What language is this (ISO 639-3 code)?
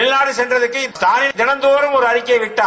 tam